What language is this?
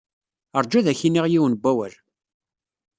Kabyle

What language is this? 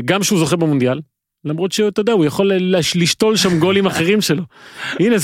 Hebrew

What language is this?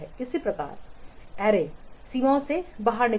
Hindi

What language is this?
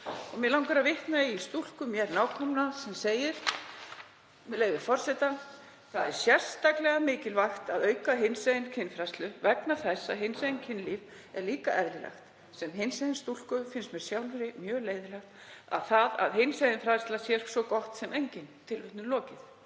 Icelandic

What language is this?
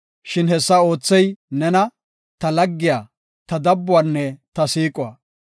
Gofa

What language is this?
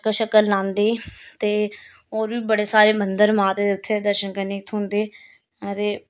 Dogri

